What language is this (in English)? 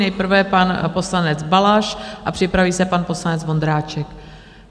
Czech